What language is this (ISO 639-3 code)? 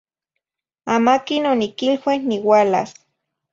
nhi